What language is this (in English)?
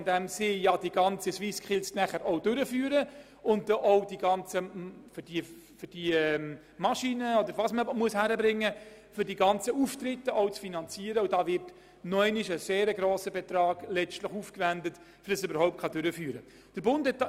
Swiss German